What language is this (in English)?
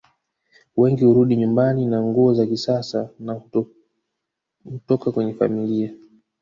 Swahili